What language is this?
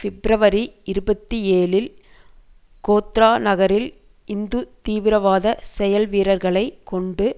Tamil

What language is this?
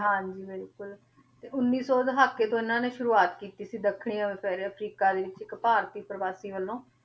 Punjabi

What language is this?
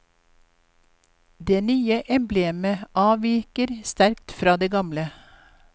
Norwegian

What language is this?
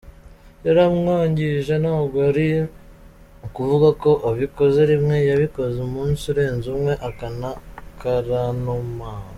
Kinyarwanda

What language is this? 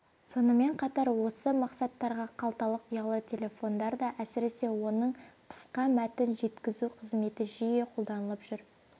Kazakh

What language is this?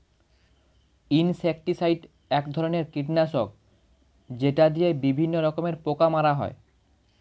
Bangla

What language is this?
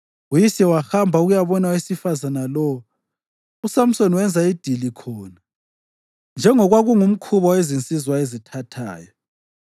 North Ndebele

